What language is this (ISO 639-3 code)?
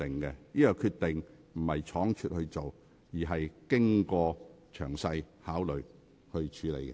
yue